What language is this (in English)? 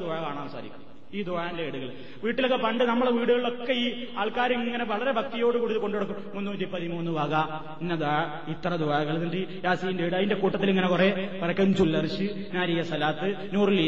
Malayalam